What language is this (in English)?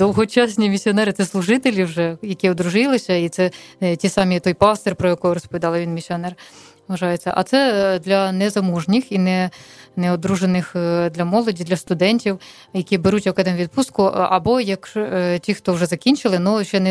Ukrainian